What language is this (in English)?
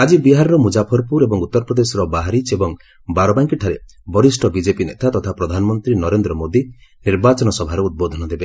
Odia